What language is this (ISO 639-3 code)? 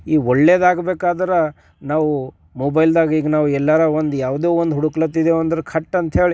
kan